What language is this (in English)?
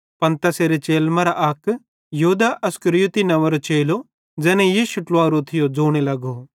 Bhadrawahi